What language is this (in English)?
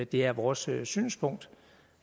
Danish